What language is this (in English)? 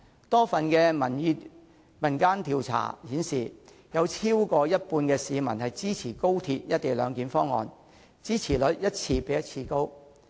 Cantonese